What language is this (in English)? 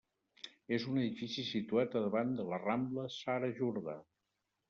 Catalan